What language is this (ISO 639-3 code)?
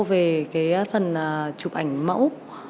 vie